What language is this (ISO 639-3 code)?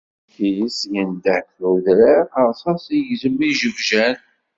kab